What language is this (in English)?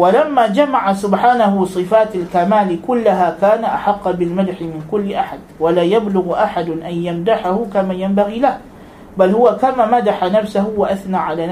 Malay